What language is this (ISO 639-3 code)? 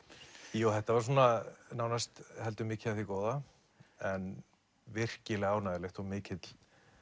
isl